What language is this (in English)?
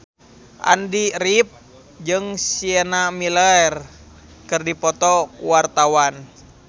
Sundanese